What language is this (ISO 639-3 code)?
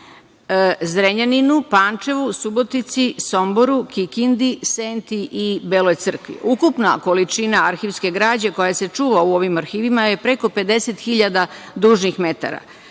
srp